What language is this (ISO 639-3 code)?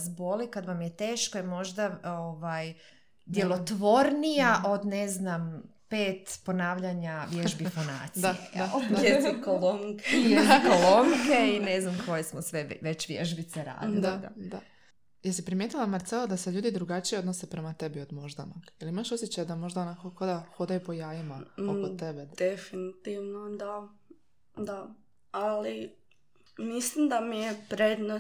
hrv